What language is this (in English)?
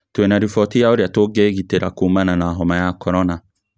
Kikuyu